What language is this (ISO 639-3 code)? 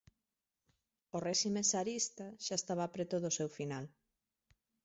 glg